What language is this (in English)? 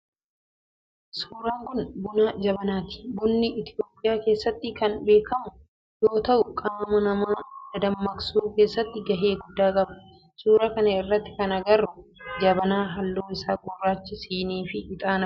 Oromo